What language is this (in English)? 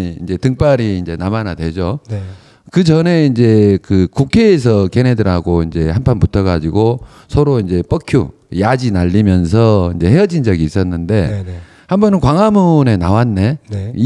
Korean